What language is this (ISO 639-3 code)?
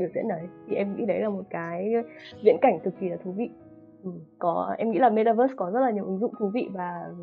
vie